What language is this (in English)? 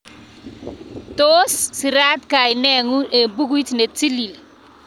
Kalenjin